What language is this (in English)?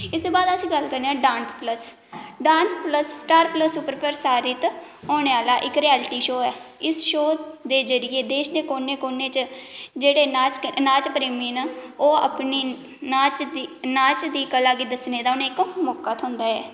Dogri